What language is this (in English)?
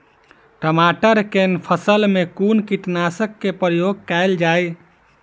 Maithili